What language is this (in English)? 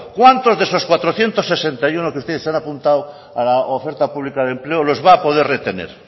Spanish